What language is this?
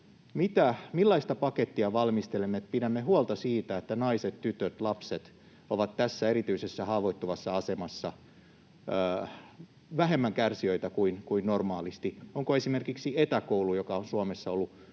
Finnish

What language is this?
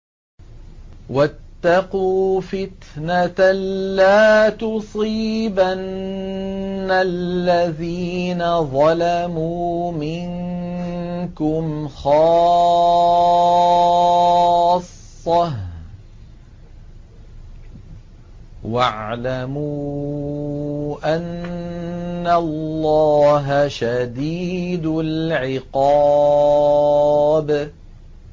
Arabic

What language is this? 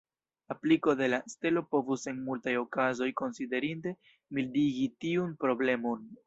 Esperanto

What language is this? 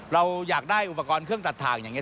Thai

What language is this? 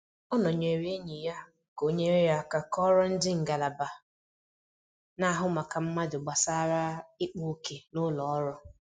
Igbo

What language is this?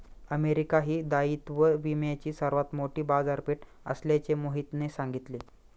Marathi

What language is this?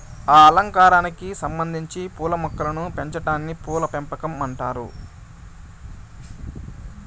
Telugu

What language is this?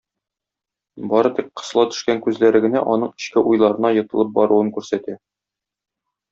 Tatar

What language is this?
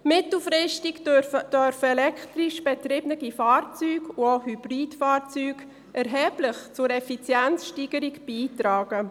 Swiss German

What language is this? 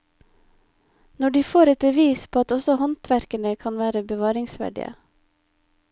Norwegian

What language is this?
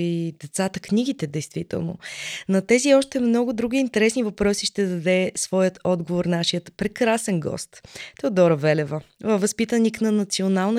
Bulgarian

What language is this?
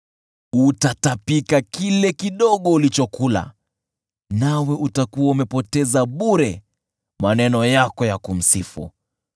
Swahili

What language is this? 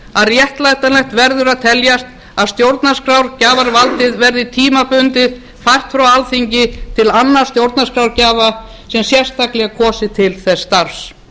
Icelandic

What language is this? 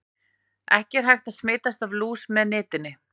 Icelandic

